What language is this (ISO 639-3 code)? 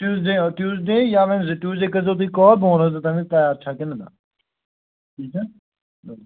kas